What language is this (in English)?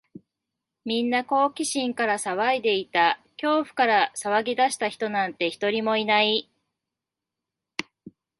Japanese